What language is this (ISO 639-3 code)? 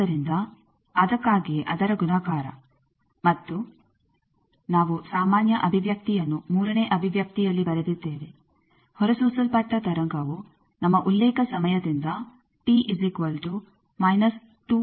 kan